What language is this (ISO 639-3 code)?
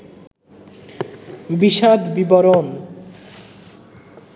ben